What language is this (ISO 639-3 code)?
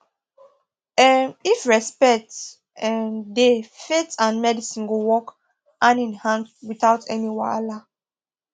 pcm